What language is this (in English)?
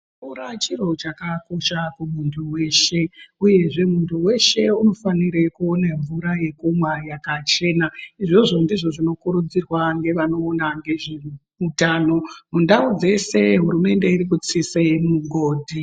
Ndau